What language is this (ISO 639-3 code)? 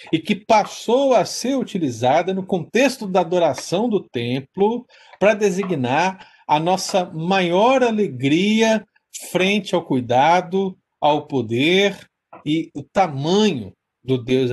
por